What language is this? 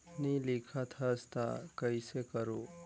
Chhattisgarhi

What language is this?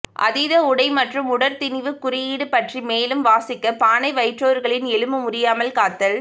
Tamil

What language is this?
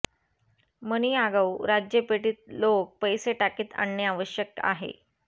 Marathi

